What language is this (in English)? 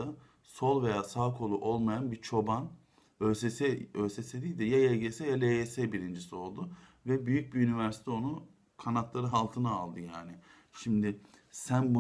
Turkish